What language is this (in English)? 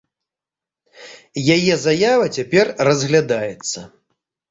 Belarusian